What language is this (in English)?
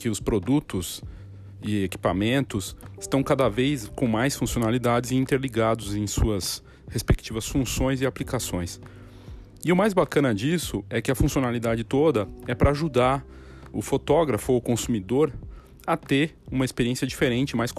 Portuguese